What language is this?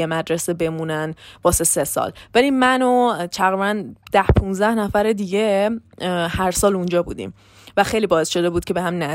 Persian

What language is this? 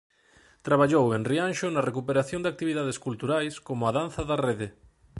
Galician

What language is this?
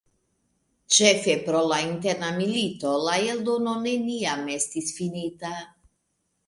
Esperanto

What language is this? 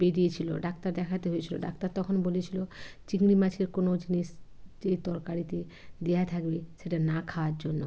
Bangla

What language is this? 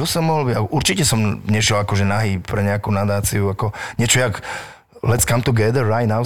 Slovak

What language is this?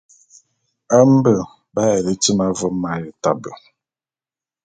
Bulu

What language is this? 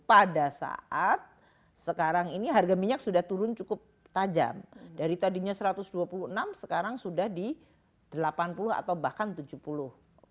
Indonesian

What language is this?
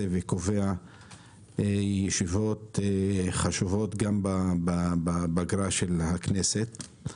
Hebrew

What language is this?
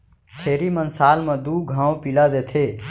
Chhattisgarhi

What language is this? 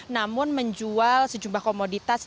Indonesian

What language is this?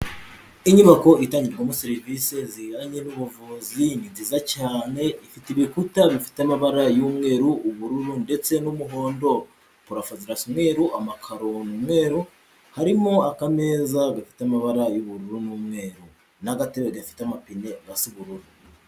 Kinyarwanda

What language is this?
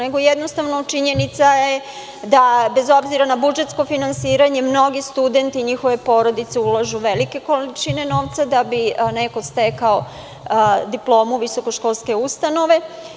Serbian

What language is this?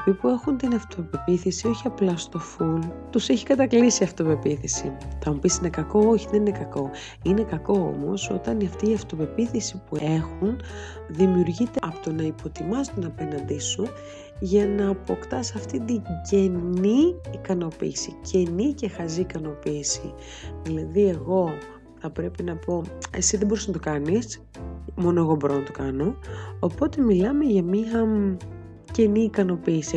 Greek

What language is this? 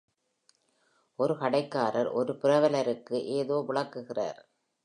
Tamil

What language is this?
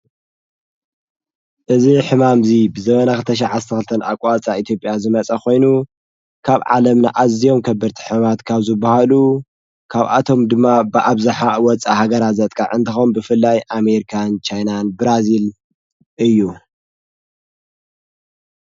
Tigrinya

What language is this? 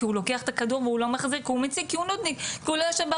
Hebrew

